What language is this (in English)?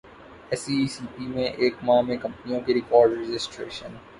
Urdu